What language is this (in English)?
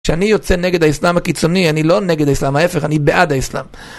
Hebrew